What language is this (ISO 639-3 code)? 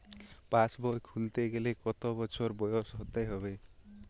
ben